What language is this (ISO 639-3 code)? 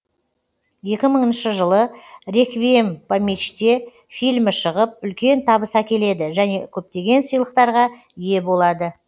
kaz